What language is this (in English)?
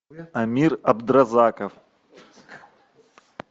Russian